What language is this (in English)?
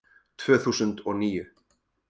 Icelandic